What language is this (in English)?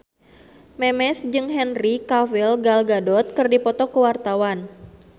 Sundanese